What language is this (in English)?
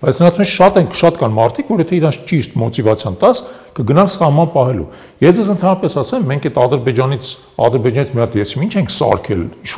Turkish